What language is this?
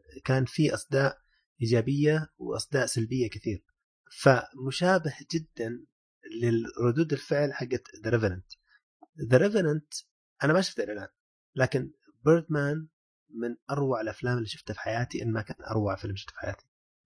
Arabic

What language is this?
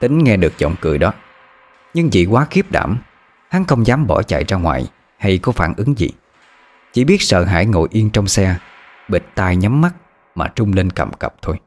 Vietnamese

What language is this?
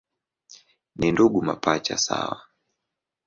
Swahili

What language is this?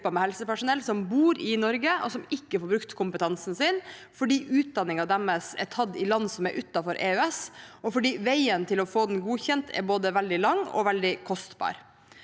Norwegian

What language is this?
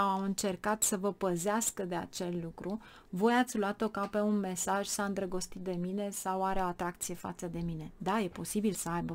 Romanian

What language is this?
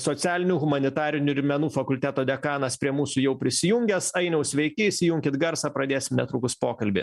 Lithuanian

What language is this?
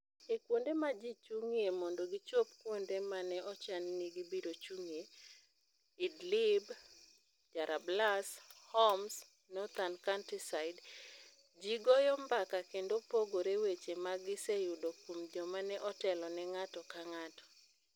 Luo (Kenya and Tanzania)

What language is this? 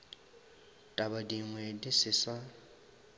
Northern Sotho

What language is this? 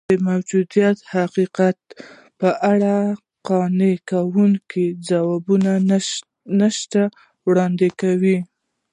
Pashto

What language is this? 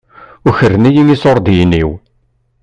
Kabyle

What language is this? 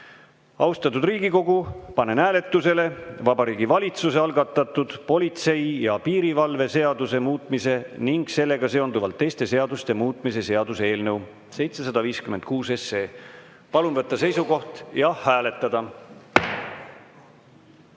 Estonian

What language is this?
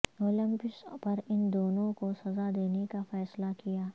Urdu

